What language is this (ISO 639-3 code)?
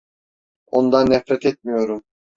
tur